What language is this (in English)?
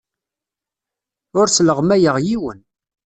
Kabyle